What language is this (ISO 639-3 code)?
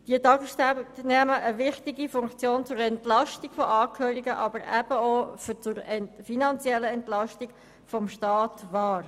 gsw